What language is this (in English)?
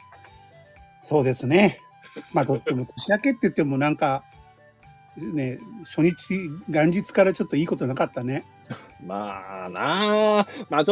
Japanese